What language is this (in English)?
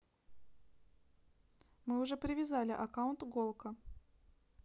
Russian